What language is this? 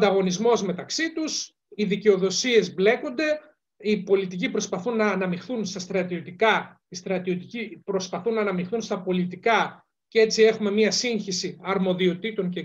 Greek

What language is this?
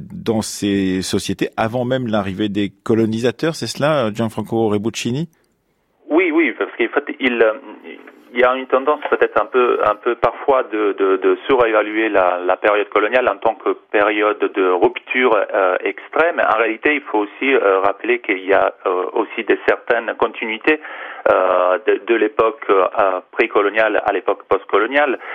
French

